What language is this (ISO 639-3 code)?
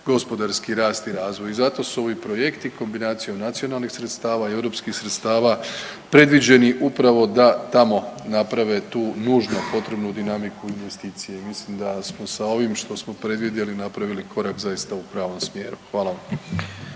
hrv